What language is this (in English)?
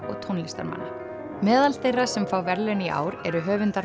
Icelandic